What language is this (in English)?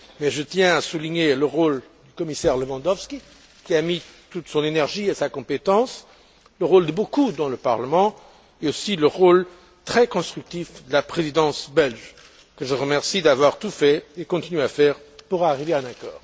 French